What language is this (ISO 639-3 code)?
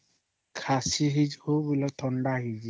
ori